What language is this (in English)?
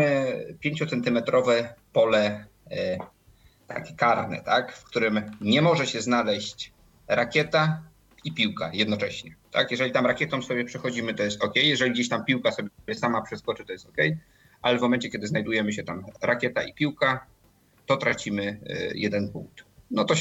Polish